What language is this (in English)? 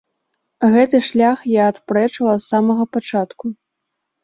Belarusian